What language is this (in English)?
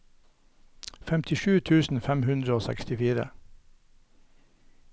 Norwegian